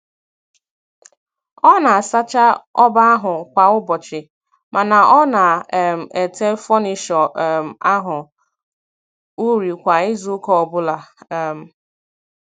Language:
Igbo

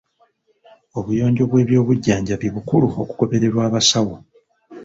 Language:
Ganda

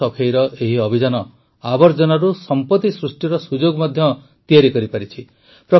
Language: Odia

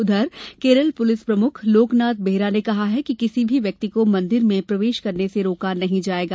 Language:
Hindi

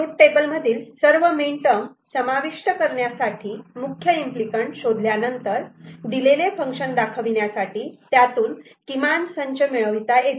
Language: Marathi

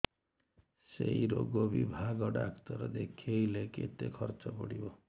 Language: Odia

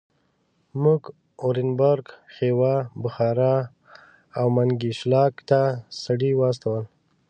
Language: Pashto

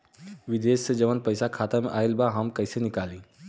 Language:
Bhojpuri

